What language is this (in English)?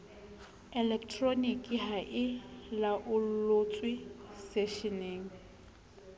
Southern Sotho